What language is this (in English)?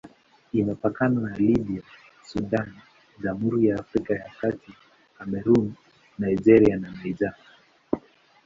Swahili